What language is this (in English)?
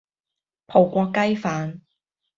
Cantonese